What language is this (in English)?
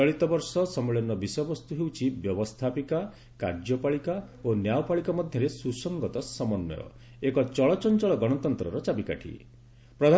Odia